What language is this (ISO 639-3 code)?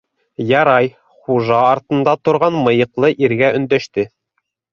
bak